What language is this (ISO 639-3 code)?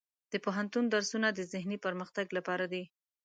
pus